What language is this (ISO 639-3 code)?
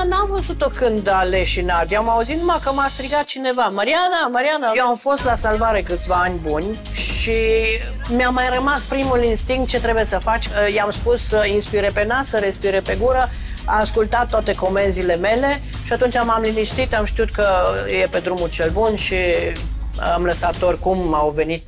ron